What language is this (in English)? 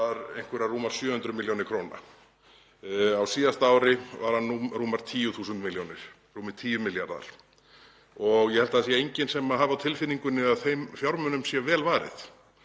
Icelandic